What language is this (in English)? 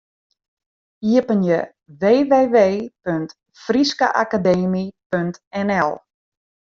Western Frisian